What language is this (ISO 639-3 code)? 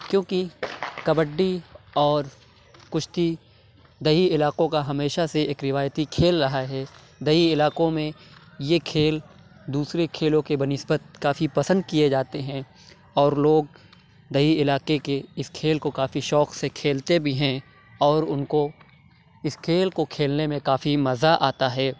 urd